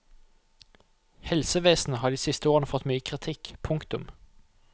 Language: Norwegian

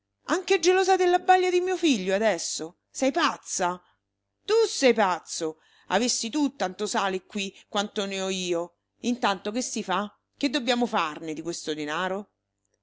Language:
Italian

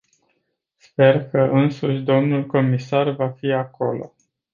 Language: Romanian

